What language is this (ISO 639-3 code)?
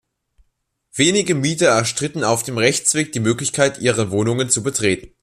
deu